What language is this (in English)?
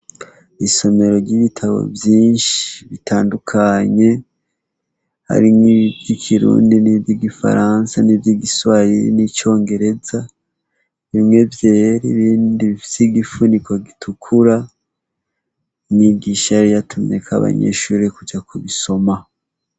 Rundi